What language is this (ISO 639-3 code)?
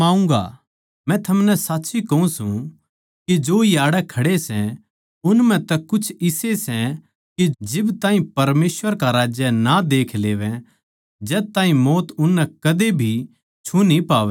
bgc